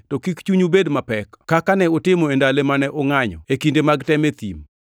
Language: Luo (Kenya and Tanzania)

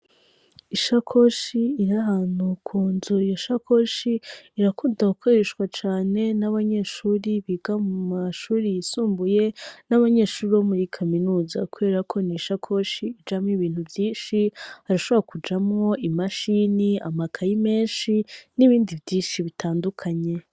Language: Rundi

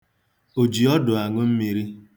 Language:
Igbo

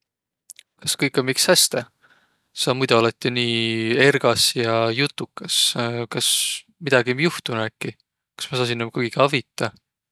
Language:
Võro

